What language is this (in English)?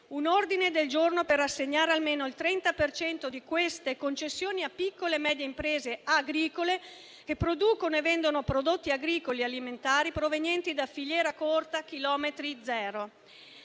Italian